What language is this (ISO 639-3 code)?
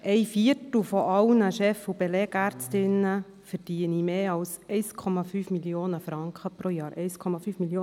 gsw